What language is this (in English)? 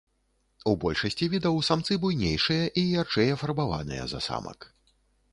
Belarusian